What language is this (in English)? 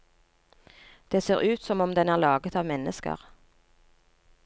Norwegian